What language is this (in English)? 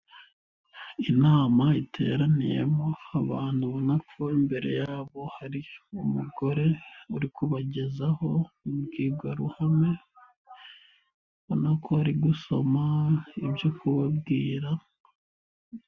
Kinyarwanda